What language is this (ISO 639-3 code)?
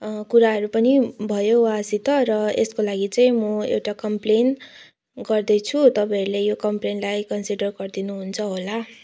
nep